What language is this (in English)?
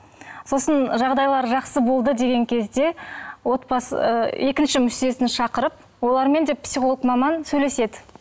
Kazakh